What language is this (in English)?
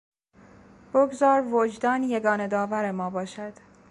Persian